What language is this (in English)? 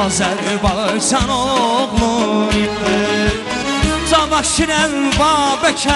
Turkish